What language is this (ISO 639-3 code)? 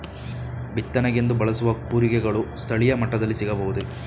kan